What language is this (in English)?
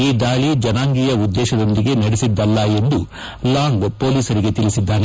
Kannada